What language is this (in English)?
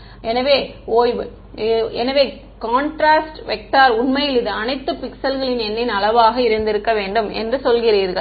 Tamil